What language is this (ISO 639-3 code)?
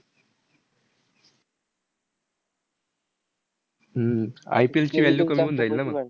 mar